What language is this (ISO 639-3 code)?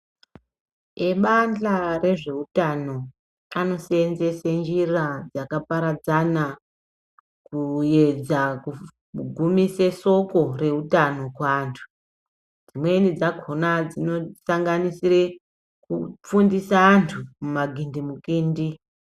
ndc